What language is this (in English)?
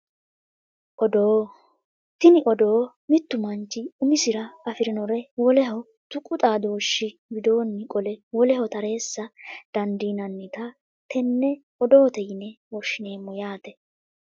Sidamo